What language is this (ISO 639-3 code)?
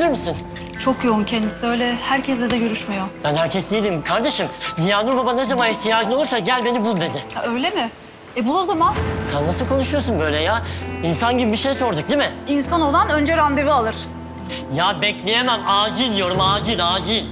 tur